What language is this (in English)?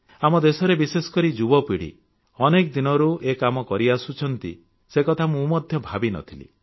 Odia